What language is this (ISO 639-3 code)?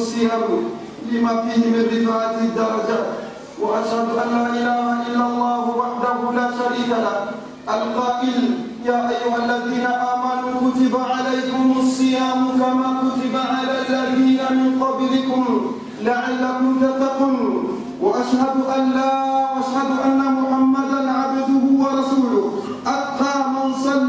swa